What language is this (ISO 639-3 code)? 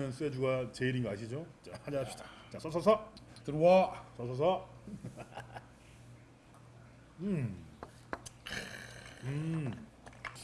kor